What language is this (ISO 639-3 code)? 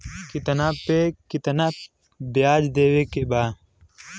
bho